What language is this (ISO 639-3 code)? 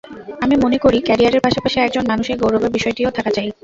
ben